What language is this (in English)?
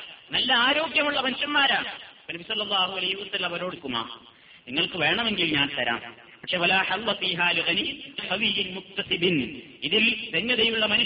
Malayalam